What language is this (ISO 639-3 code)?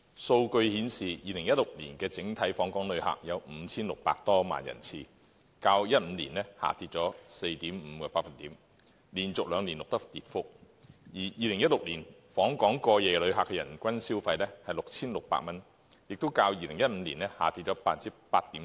yue